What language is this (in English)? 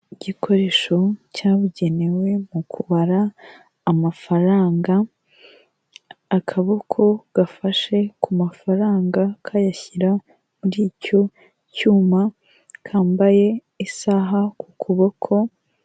Kinyarwanda